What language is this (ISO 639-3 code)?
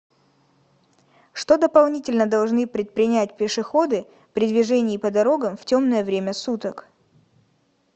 rus